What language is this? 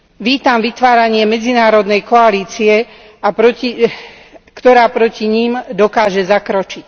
Slovak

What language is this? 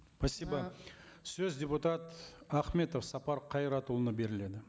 Kazakh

